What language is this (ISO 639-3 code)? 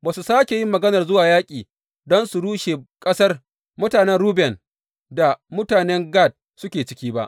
hau